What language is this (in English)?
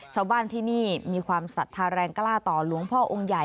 Thai